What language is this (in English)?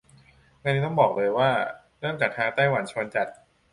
Thai